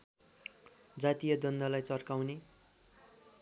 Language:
Nepali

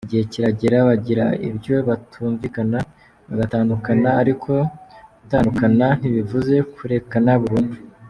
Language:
Kinyarwanda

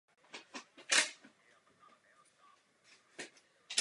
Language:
Czech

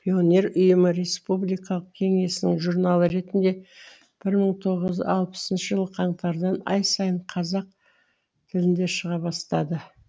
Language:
Kazakh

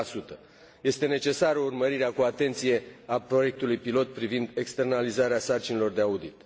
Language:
Romanian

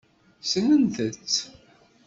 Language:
Kabyle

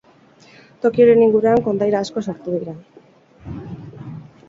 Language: Basque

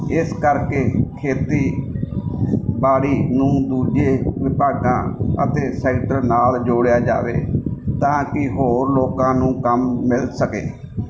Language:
Punjabi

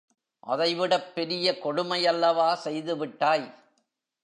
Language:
Tamil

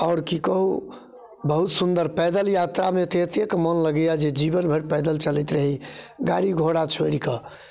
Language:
Maithili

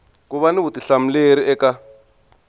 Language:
Tsonga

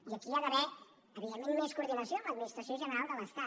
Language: Catalan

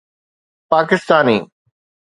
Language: Sindhi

